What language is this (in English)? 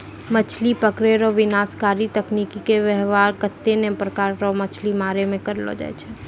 Maithili